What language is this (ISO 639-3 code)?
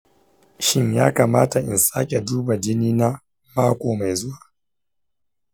hau